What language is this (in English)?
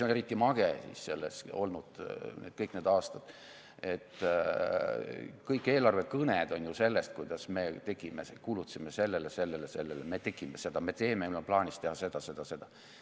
Estonian